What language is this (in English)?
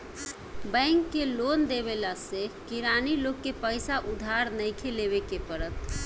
Bhojpuri